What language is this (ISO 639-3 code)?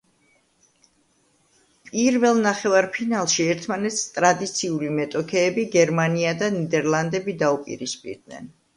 kat